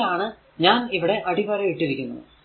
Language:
Malayalam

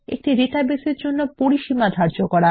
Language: Bangla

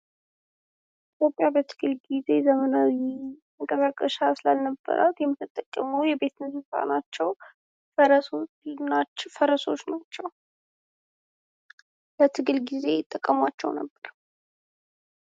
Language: Amharic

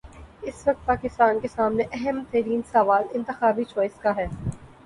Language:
Urdu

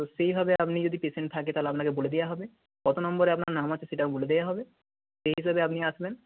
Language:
Bangla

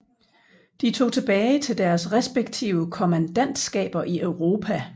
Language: Danish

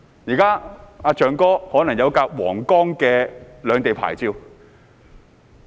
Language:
Cantonese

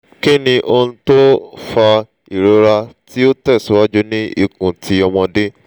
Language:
Yoruba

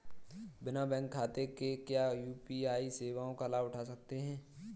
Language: Hindi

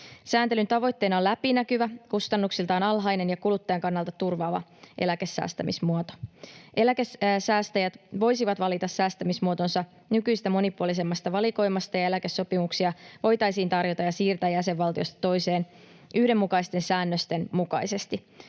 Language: Finnish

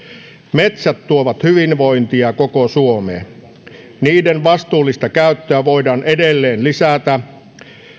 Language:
Finnish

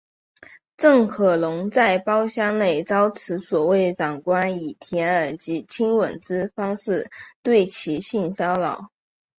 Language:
Chinese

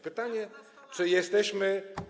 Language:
Polish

